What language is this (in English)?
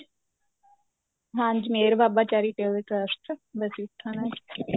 Punjabi